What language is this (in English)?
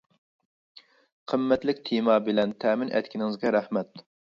Uyghur